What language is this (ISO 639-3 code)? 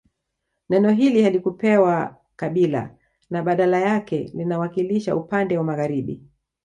swa